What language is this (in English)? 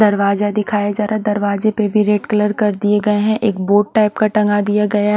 Hindi